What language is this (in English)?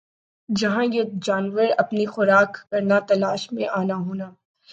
Urdu